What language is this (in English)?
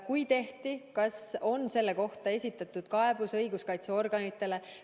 Estonian